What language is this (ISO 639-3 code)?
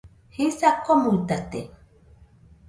hux